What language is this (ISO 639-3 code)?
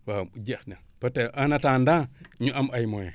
wol